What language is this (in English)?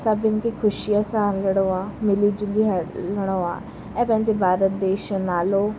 Sindhi